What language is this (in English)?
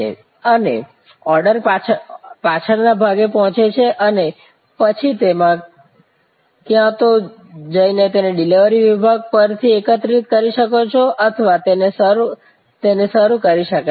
Gujarati